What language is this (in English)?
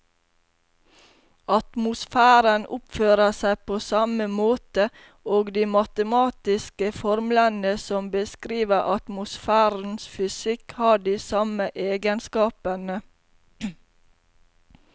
Norwegian